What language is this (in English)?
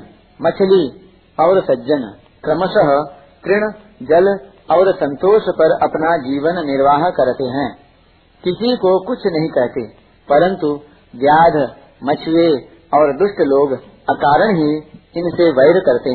Hindi